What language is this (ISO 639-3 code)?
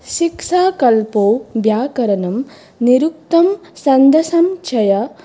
san